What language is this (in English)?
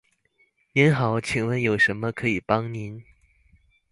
Chinese